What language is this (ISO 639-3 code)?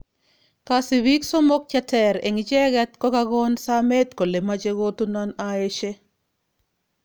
kln